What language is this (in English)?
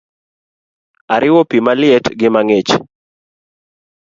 Luo (Kenya and Tanzania)